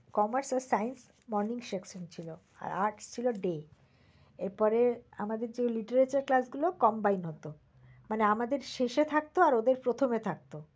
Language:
Bangla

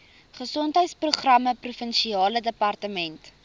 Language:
Afrikaans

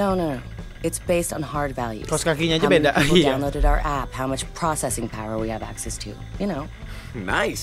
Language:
Indonesian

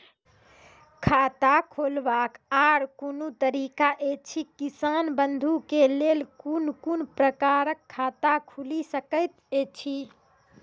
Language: Maithili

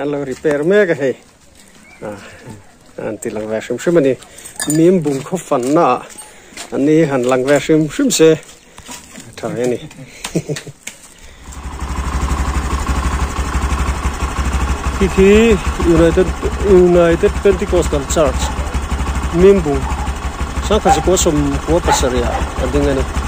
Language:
Arabic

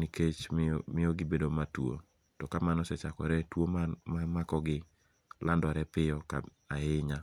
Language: Luo (Kenya and Tanzania)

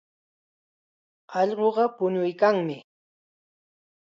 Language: Chiquián Ancash Quechua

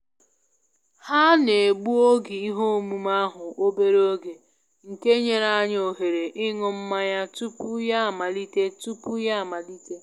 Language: Igbo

